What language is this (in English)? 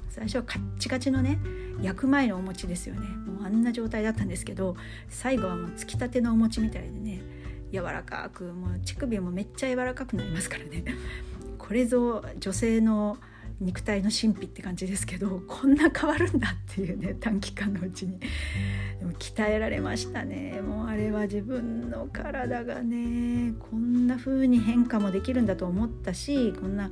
Japanese